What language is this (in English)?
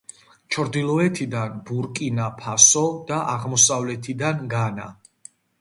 Georgian